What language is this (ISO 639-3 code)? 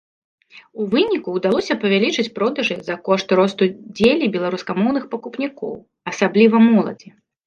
bel